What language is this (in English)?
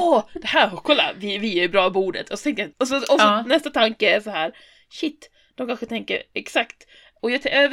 Swedish